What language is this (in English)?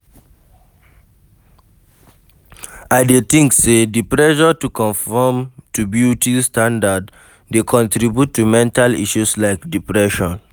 Nigerian Pidgin